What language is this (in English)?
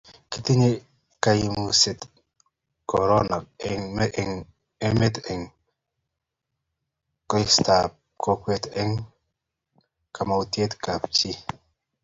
Kalenjin